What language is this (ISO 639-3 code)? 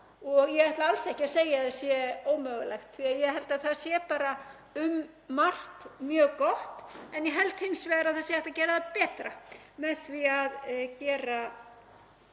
isl